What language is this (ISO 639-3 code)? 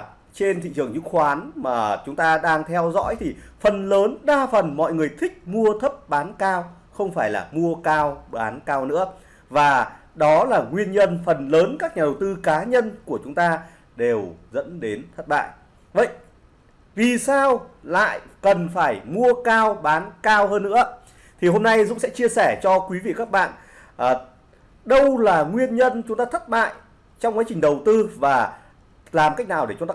vie